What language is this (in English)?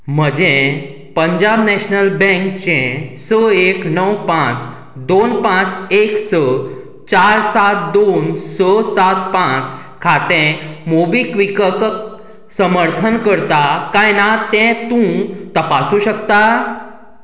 Konkani